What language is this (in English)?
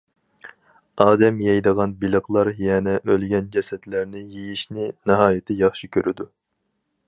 Uyghur